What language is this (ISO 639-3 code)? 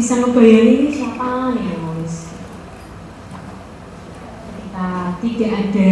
ind